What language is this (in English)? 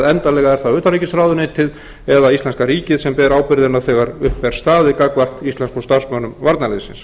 Icelandic